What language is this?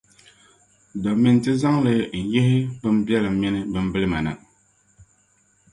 Dagbani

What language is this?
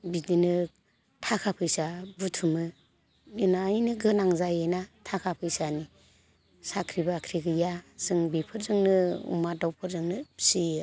Bodo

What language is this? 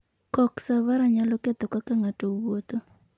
Luo (Kenya and Tanzania)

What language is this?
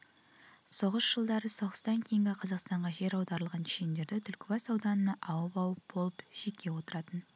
Kazakh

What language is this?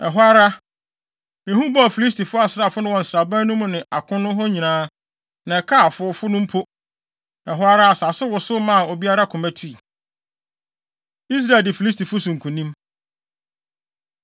Akan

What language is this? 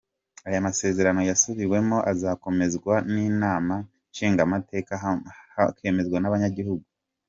Kinyarwanda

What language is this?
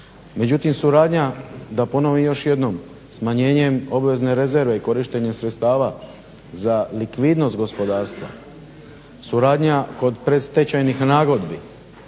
Croatian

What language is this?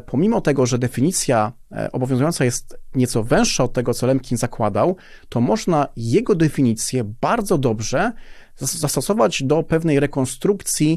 Polish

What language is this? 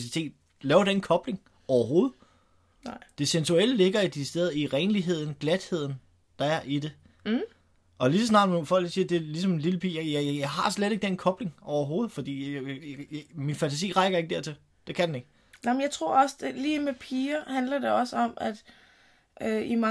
Danish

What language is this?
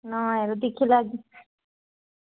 Dogri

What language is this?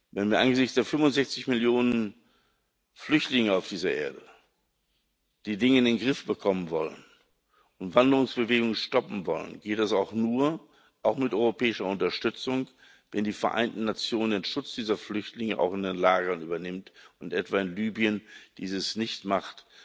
German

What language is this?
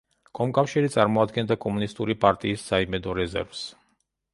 Georgian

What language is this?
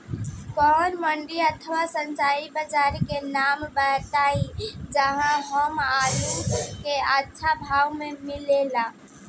Bhojpuri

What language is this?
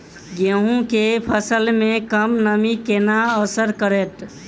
Maithili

